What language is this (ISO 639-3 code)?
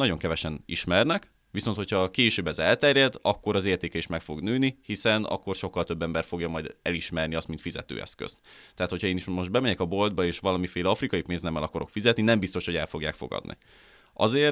hun